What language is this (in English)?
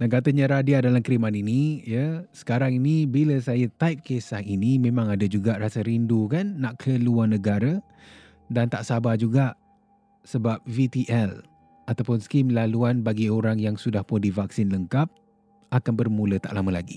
Malay